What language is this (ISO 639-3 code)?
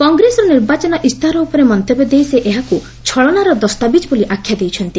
ori